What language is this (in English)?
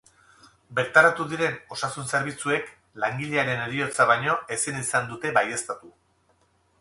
Basque